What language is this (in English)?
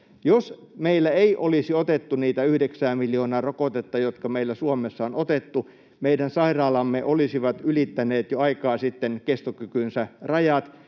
Finnish